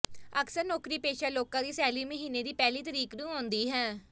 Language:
Punjabi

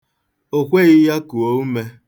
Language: Igbo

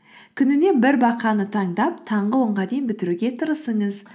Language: Kazakh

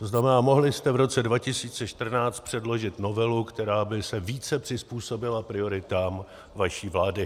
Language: Czech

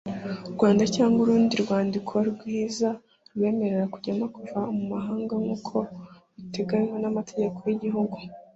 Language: Kinyarwanda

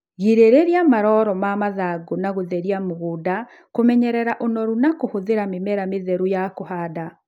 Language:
Kikuyu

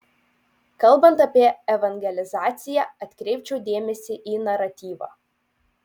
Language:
Lithuanian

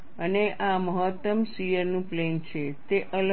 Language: Gujarati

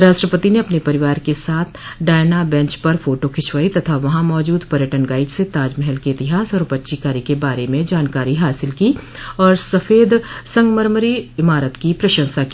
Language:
Hindi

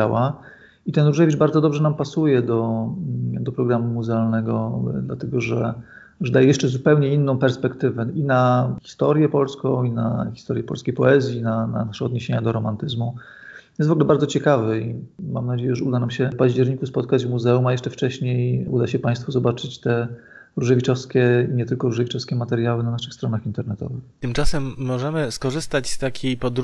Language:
Polish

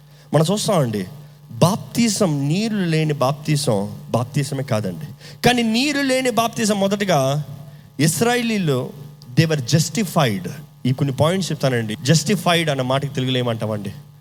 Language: Telugu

